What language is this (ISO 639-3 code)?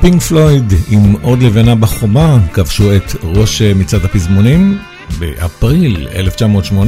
heb